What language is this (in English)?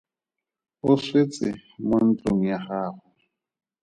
Tswana